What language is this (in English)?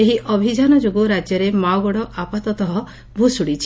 Odia